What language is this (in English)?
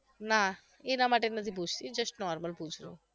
Gujarati